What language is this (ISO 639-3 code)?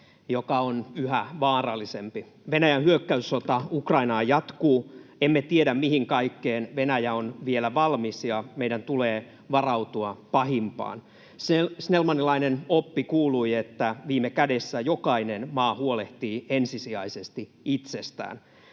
fin